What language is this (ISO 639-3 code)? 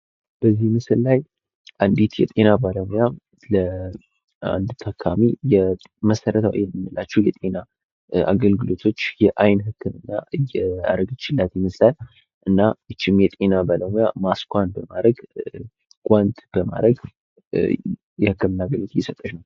amh